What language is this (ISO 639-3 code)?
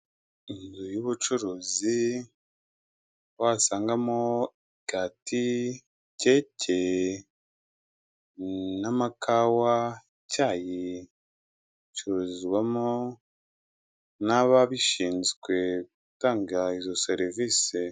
kin